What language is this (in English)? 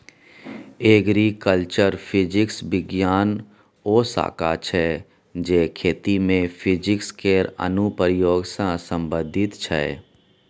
Maithili